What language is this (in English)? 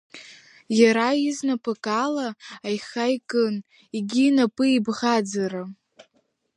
Abkhazian